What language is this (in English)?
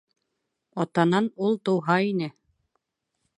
Bashkir